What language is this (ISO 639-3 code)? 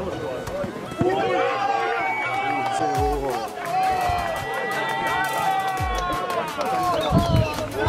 ukr